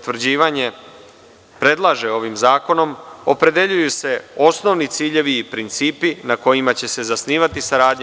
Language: Serbian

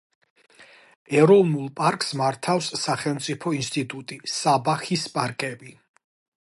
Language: Georgian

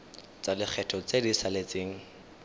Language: Tswana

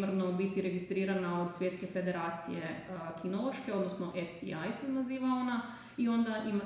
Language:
Croatian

